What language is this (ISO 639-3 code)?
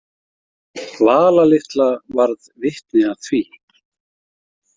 isl